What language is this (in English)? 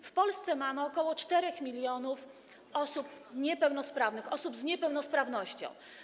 Polish